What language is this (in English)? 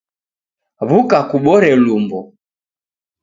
Taita